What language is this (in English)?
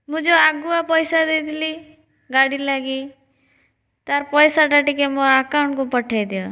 Odia